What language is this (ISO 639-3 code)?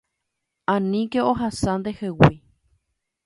grn